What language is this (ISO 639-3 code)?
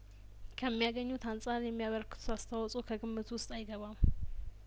amh